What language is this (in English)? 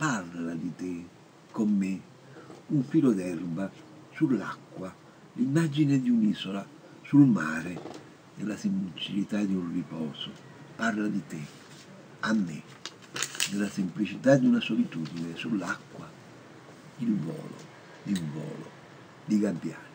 Italian